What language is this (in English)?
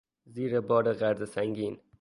Persian